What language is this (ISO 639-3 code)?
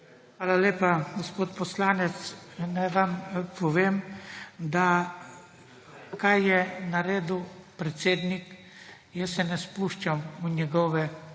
slv